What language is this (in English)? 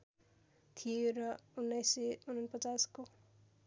Nepali